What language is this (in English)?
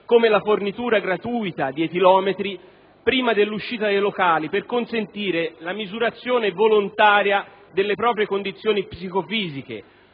Italian